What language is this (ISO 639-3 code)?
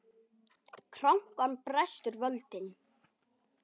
isl